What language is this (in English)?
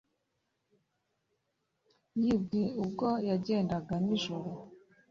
Kinyarwanda